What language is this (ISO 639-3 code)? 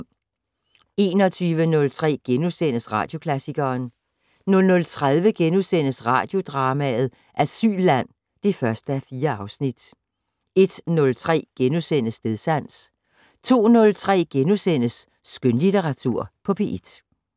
dan